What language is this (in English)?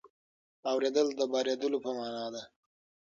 Pashto